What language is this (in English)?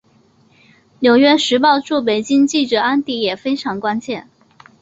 Chinese